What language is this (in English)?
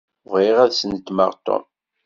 Kabyle